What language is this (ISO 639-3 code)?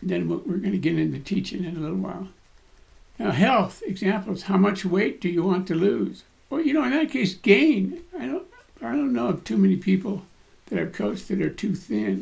eng